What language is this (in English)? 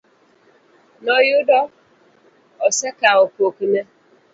Luo (Kenya and Tanzania)